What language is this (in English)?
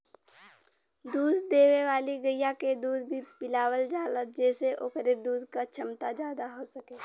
Bhojpuri